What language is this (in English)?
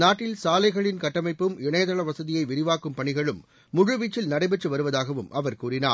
Tamil